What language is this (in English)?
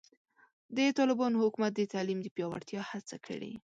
Pashto